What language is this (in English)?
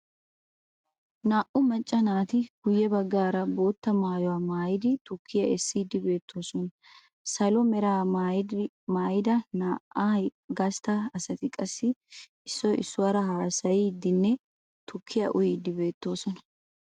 Wolaytta